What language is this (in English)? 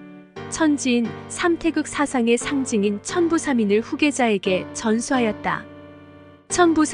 Korean